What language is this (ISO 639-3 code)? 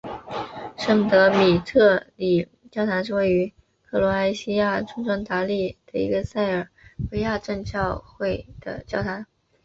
zho